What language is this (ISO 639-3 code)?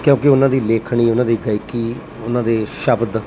pan